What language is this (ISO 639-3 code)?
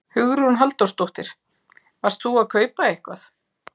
isl